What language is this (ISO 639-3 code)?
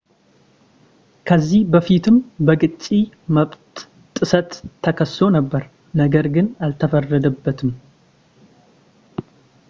amh